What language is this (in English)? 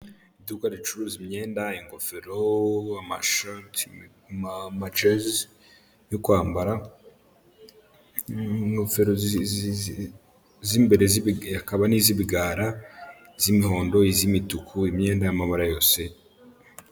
Kinyarwanda